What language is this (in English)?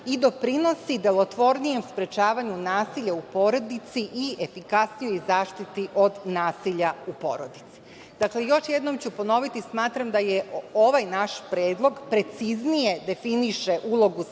Serbian